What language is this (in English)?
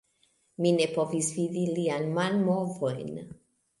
Esperanto